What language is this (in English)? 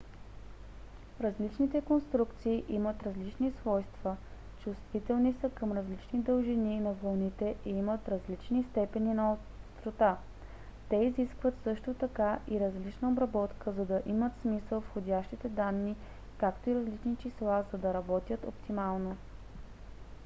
Bulgarian